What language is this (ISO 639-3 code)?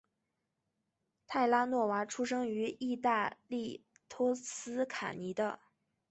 zho